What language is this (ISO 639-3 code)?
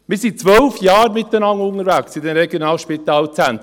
gsw